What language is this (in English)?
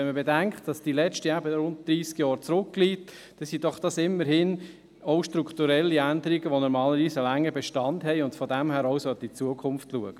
Swiss German